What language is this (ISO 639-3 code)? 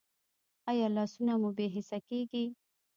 pus